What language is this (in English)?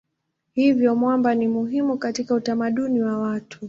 Swahili